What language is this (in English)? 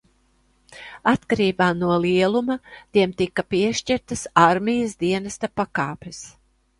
Latvian